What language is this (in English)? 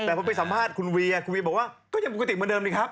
Thai